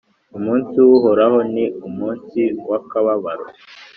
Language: Kinyarwanda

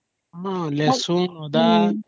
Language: Odia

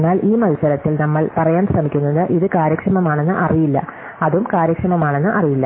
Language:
Malayalam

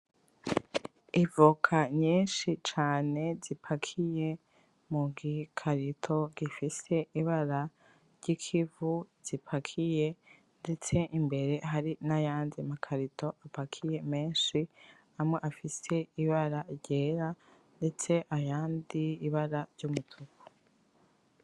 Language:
Rundi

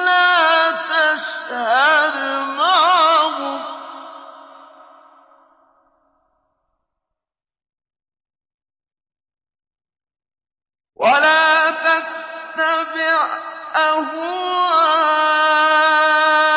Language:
Arabic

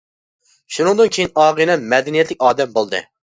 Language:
Uyghur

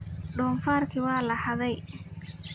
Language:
Somali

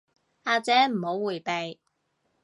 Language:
Cantonese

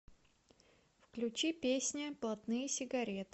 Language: Russian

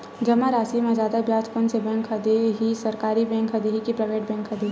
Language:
Chhattisgarhi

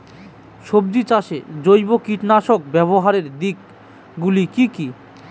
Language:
Bangla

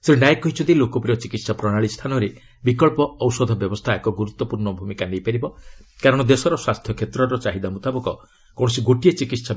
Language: Odia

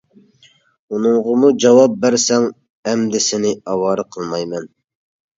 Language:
Uyghur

